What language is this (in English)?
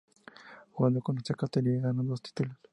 Spanish